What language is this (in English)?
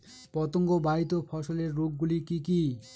Bangla